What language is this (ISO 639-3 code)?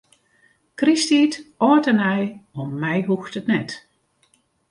fry